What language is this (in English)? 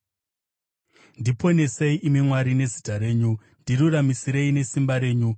Shona